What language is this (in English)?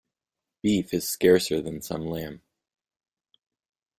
English